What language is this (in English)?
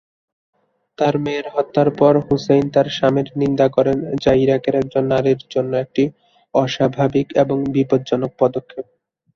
Bangla